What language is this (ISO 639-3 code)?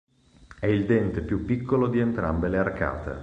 ita